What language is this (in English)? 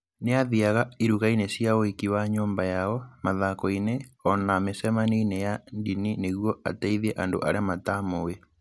Kikuyu